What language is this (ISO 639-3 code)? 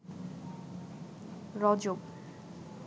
ben